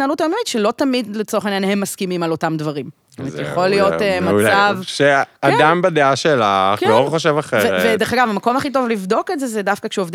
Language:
Hebrew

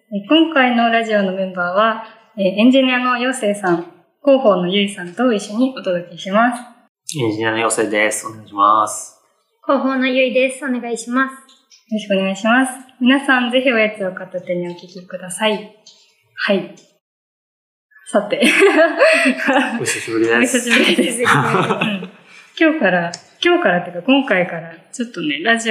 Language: Japanese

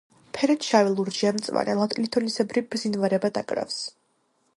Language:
Georgian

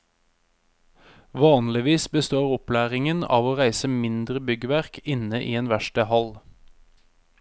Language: Norwegian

